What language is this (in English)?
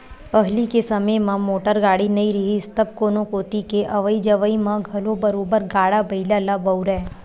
Chhattisgarhi